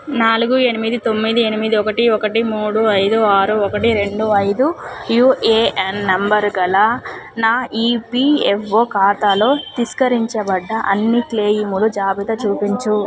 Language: Telugu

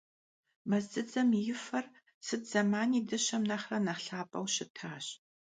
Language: Kabardian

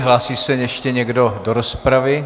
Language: Czech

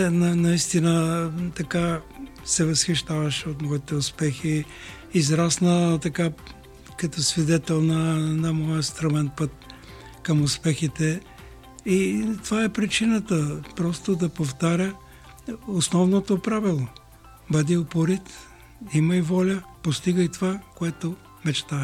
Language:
Bulgarian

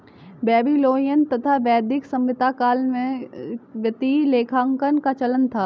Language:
Hindi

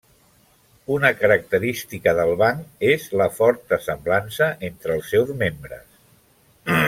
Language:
Catalan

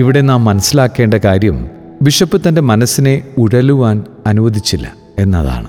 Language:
Malayalam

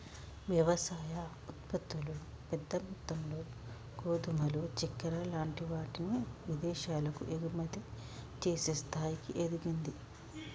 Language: Telugu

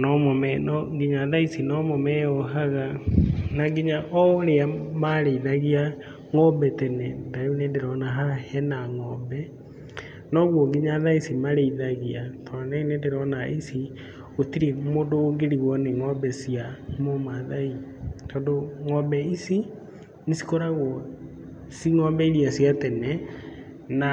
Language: Kikuyu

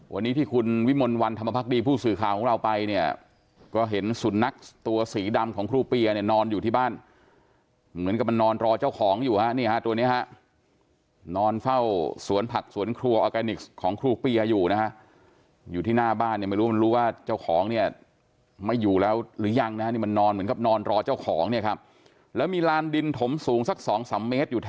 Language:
Thai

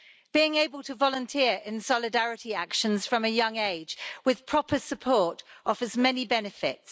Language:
English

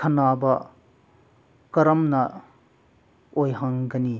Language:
Manipuri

